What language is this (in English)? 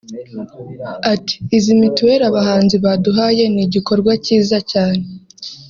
Kinyarwanda